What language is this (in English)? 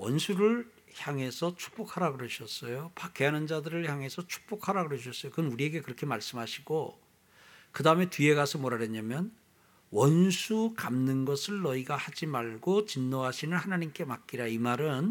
Korean